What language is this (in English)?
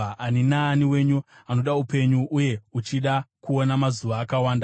Shona